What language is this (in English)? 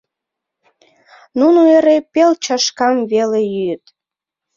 Mari